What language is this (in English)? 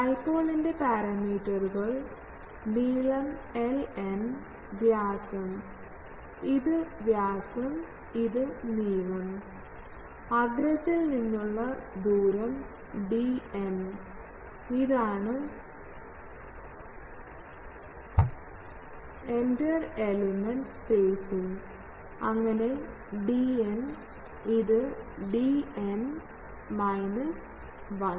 Malayalam